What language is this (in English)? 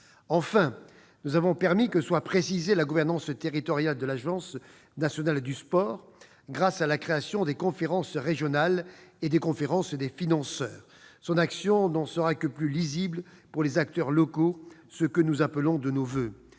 French